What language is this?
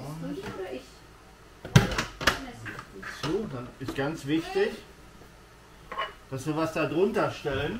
German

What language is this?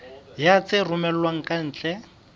Southern Sotho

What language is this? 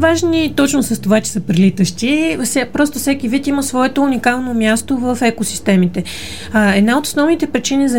Bulgarian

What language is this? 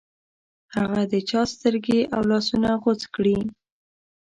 Pashto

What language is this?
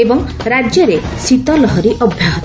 Odia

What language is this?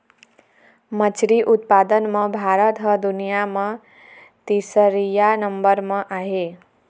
Chhattisgarhi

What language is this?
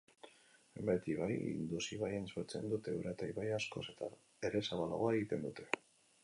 Basque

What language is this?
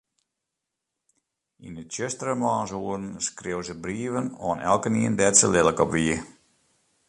Western Frisian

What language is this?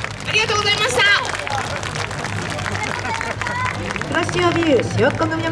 Japanese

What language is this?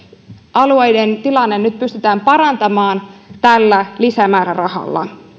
Finnish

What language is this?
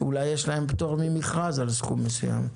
Hebrew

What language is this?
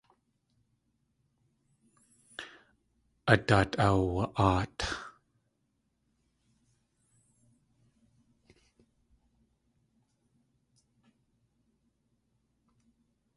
Tlingit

